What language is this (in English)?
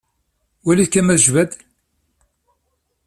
Kabyle